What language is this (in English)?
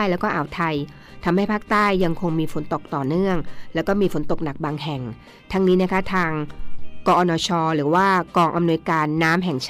Thai